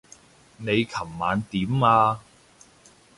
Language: Cantonese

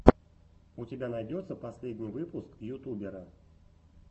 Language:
Russian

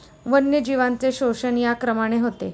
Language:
Marathi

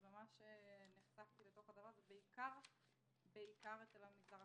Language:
Hebrew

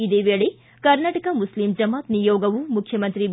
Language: Kannada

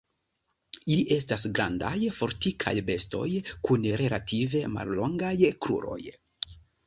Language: Esperanto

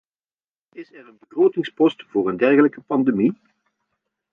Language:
Dutch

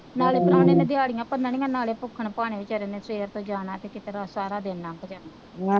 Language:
Punjabi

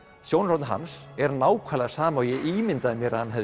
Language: Icelandic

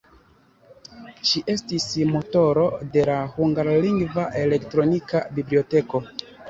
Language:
Esperanto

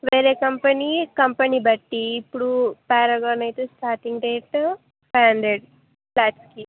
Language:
Telugu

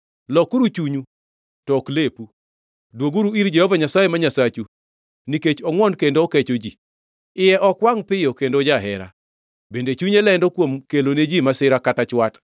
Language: Luo (Kenya and Tanzania)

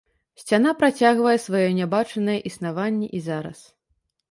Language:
Belarusian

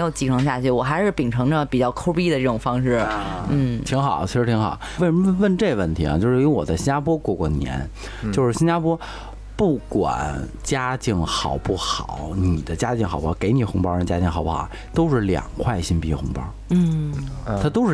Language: Chinese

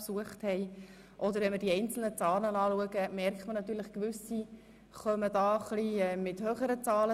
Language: Swiss German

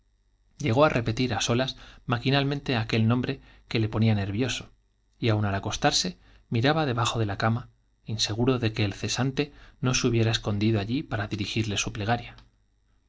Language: Spanish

